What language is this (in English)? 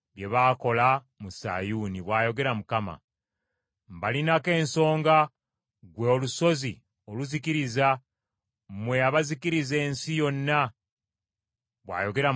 Ganda